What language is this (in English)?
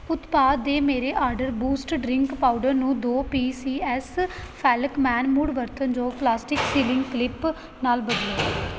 Punjabi